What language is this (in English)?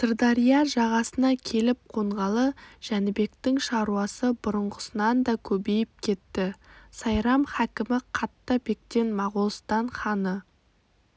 Kazakh